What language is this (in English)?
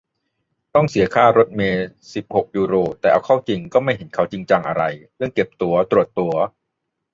Thai